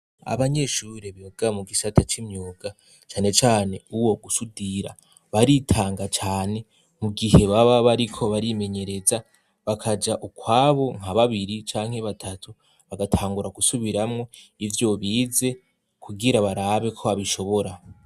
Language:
Rundi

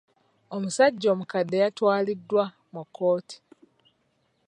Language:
Ganda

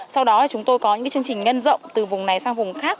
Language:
Vietnamese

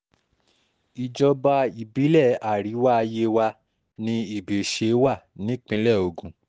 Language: Yoruba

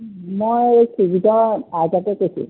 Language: Assamese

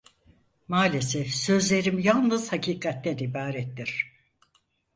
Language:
Turkish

